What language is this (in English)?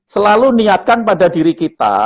Indonesian